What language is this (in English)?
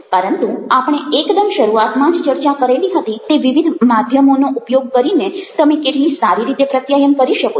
Gujarati